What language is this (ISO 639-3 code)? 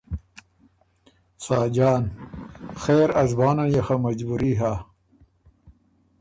oru